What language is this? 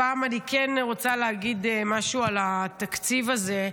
Hebrew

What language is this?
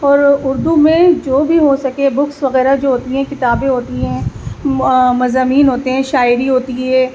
Urdu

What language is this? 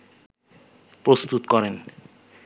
Bangla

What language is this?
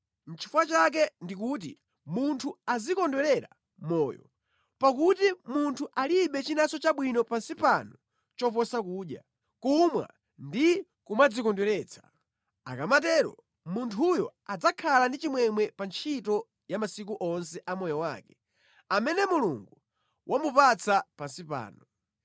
Nyanja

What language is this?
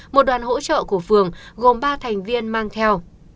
Vietnamese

